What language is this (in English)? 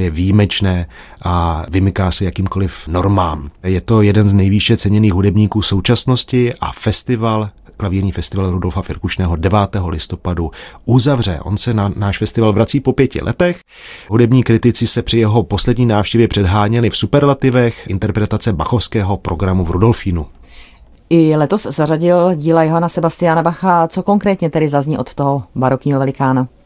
Czech